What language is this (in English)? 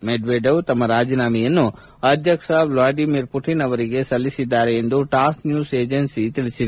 Kannada